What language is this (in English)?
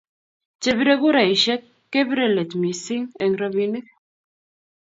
Kalenjin